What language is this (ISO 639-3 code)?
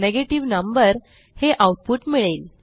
mar